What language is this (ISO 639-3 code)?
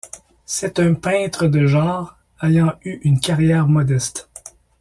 fra